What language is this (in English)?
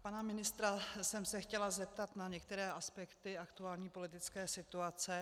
Czech